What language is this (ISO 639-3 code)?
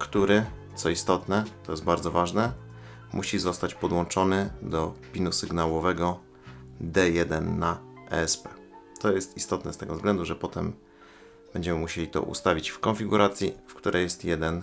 pol